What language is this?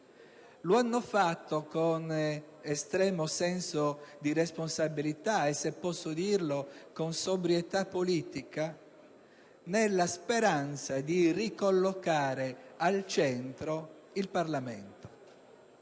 Italian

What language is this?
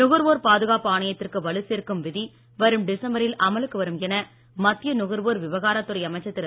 Tamil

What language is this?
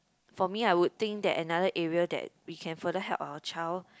English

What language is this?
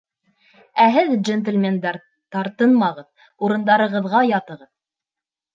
Bashkir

